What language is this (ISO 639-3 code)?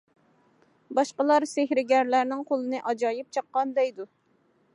uig